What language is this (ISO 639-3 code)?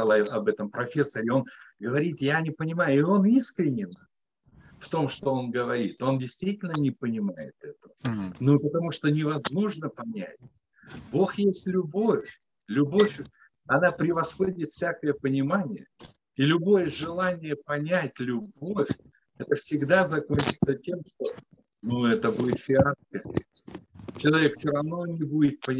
rus